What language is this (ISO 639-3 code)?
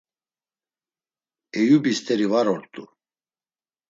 lzz